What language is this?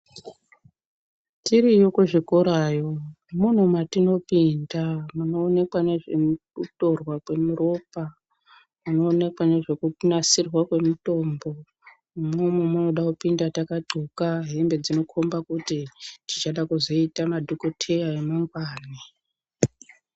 Ndau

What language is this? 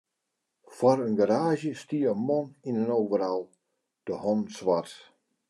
Western Frisian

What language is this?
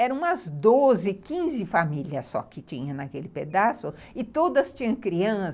Portuguese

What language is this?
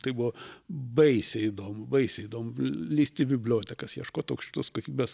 Lithuanian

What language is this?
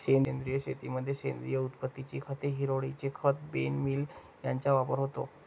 Marathi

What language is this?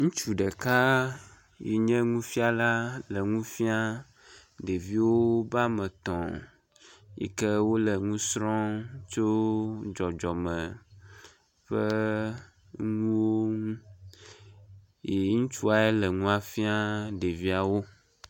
Ewe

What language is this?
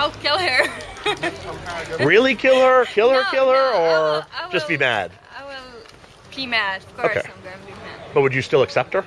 English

